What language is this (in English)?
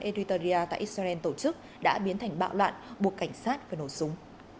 Vietnamese